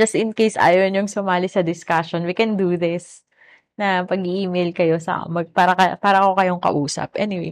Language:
Filipino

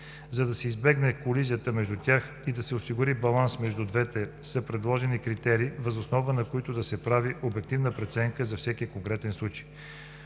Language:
Bulgarian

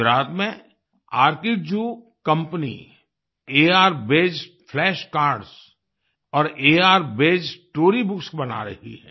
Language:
Hindi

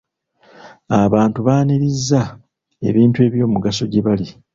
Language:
Ganda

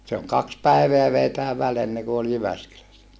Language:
Finnish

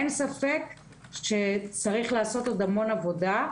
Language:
Hebrew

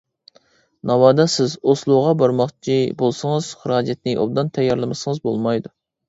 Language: Uyghur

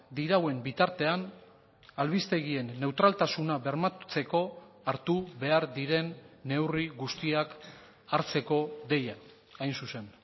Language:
Basque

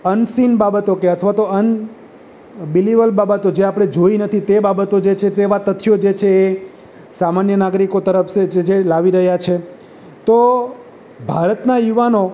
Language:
Gujarati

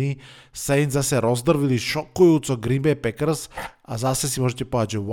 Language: Slovak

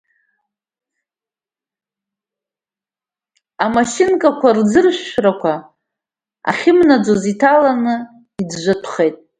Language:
Abkhazian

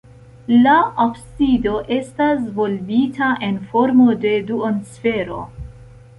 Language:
Esperanto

